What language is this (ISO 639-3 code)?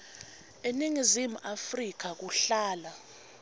ssw